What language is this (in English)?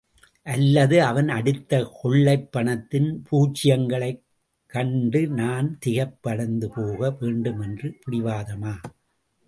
Tamil